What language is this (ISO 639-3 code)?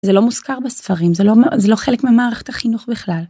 heb